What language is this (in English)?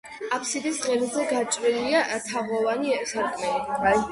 Georgian